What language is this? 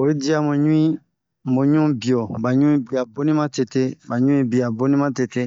Bomu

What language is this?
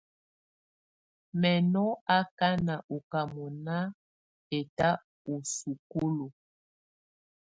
Tunen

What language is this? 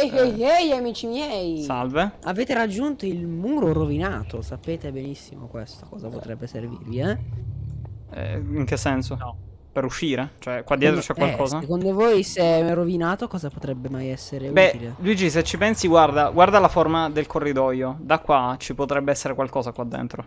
Italian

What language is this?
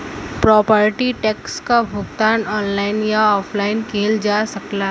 Bhojpuri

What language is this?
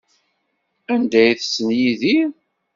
Kabyle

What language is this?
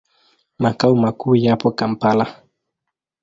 Swahili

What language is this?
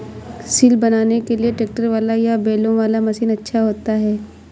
Hindi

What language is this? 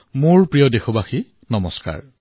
Assamese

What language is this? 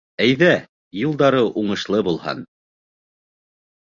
Bashkir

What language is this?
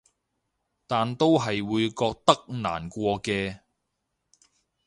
Cantonese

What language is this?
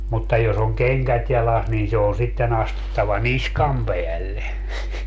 Finnish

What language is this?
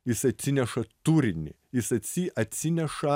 Lithuanian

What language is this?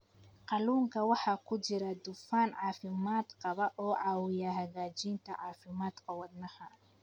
Somali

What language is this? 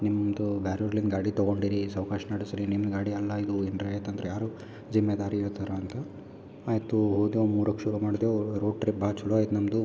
Kannada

